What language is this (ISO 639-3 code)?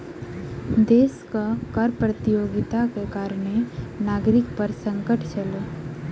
mai